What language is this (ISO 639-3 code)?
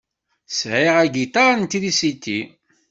kab